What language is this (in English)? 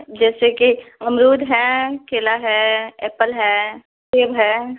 Hindi